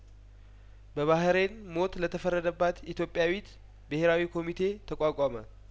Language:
Amharic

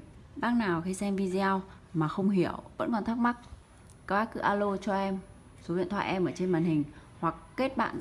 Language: Vietnamese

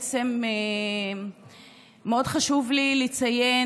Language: Hebrew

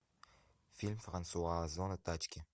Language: Russian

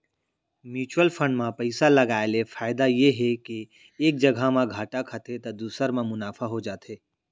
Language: Chhattisgarhi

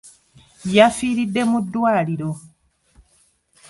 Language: Ganda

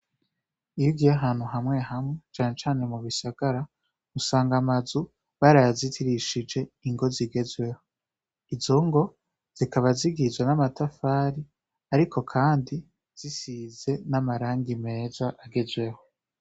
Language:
Rundi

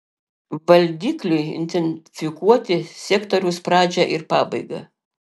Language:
Lithuanian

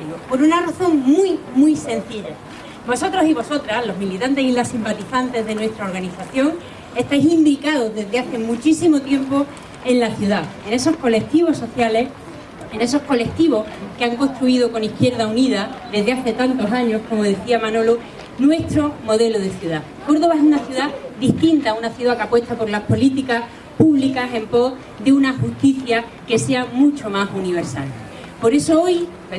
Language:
Spanish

